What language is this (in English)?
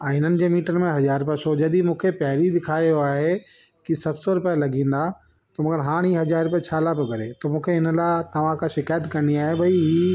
Sindhi